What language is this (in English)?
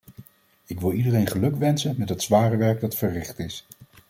Dutch